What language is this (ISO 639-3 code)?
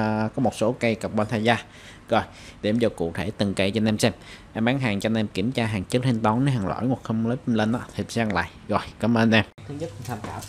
vie